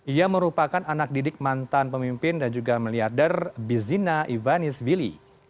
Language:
Indonesian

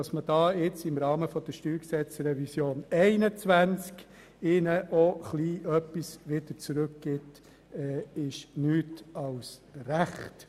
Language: Swiss German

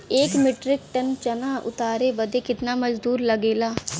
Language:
Bhojpuri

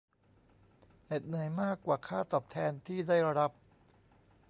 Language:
Thai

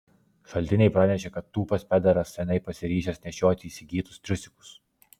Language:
Lithuanian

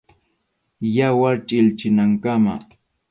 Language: Arequipa-La Unión Quechua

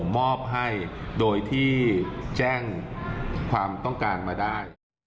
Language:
Thai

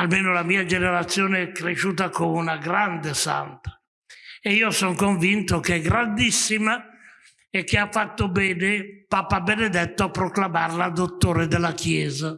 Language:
Italian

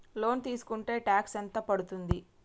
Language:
Telugu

